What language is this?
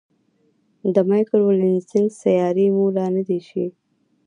Pashto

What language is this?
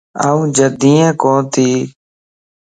Lasi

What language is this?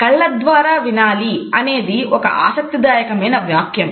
Telugu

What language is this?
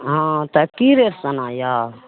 Maithili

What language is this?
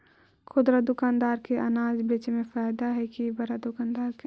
Magahi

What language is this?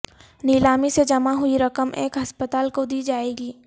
Urdu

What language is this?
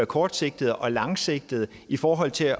Danish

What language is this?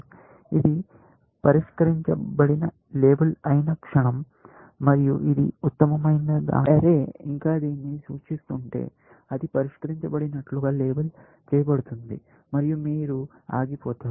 Telugu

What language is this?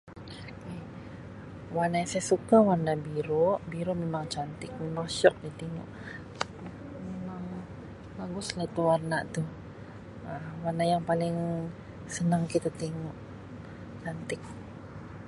Sabah Malay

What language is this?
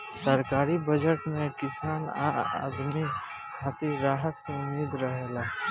Bhojpuri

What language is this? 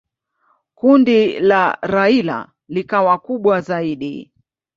Swahili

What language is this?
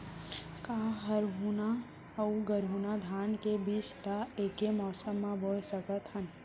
Chhattisgarhi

